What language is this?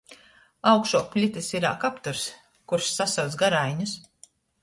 Latgalian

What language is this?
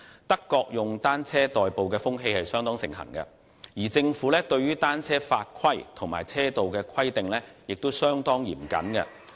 Cantonese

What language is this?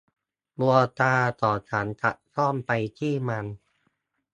Thai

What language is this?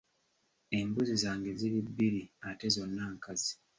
Ganda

